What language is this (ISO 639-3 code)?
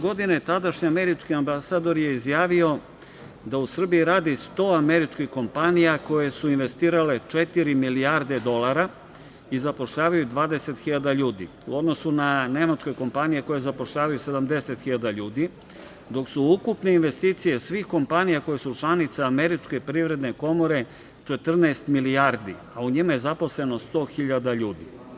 srp